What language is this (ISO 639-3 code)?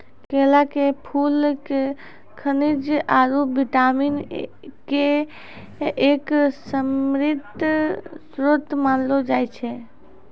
mai